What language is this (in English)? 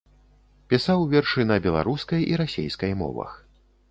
Belarusian